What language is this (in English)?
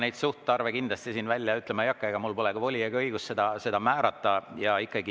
Estonian